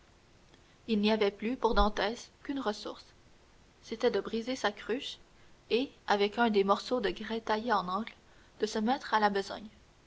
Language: French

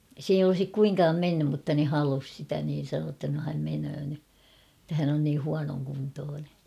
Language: Finnish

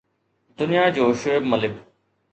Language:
Sindhi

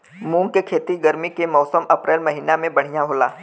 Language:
Bhojpuri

